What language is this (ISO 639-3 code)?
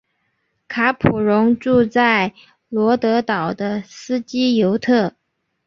zho